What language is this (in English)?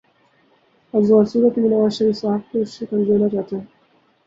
Urdu